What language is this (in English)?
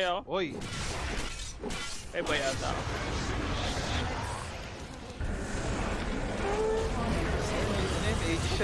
English